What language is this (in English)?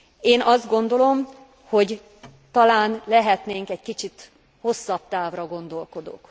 Hungarian